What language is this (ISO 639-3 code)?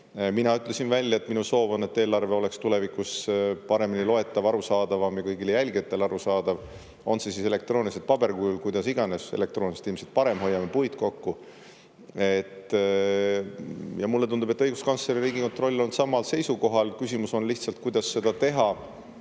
est